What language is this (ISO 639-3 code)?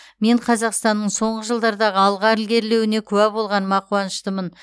kaz